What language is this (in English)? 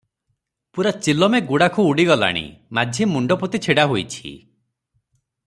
Odia